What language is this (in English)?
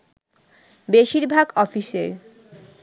Bangla